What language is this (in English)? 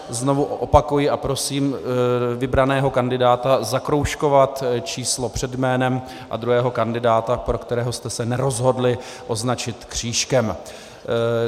Czech